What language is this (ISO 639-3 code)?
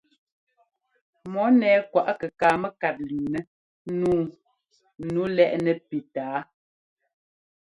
jgo